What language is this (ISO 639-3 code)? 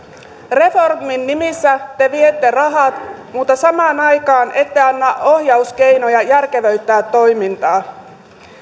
fin